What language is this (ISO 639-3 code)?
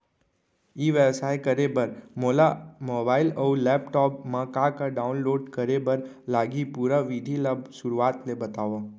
hne